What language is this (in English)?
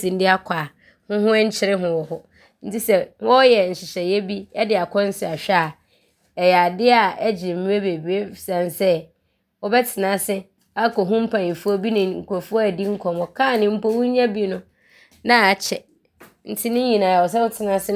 Abron